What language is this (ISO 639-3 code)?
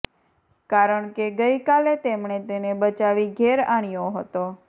guj